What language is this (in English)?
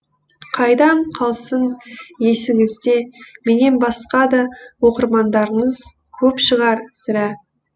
Kazakh